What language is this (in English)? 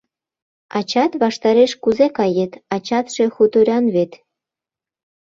Mari